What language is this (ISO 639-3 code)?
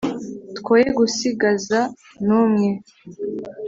kin